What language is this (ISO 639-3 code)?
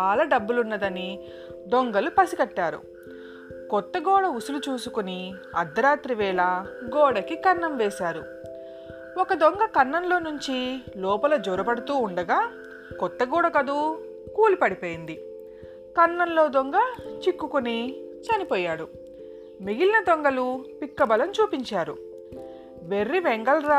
tel